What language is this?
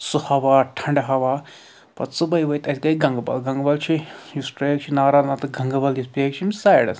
Kashmiri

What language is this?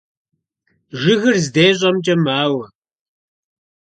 Kabardian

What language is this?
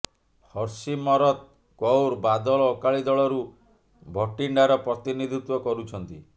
Odia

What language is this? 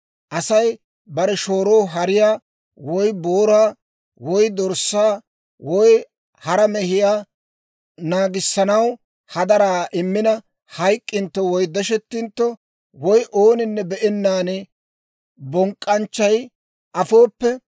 Dawro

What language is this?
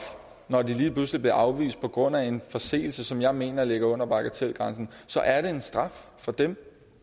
Danish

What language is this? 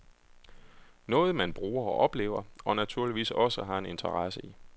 Danish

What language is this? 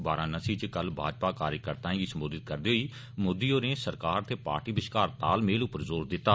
Dogri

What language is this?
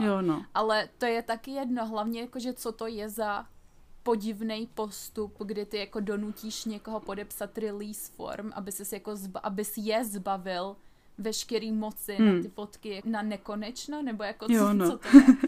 Czech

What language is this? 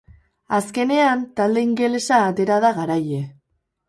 Basque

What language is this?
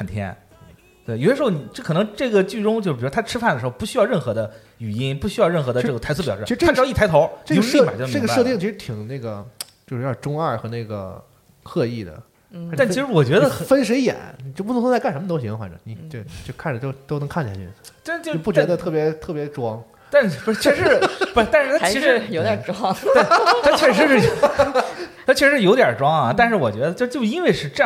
Chinese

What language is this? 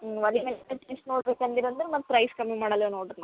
Kannada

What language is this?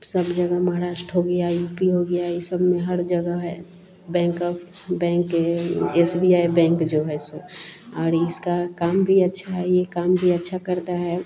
Hindi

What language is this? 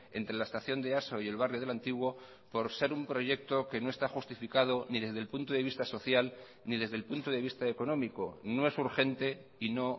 Spanish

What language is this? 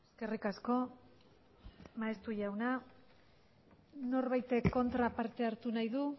Basque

